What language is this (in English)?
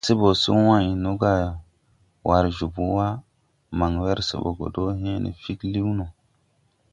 Tupuri